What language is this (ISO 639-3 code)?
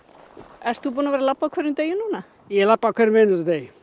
isl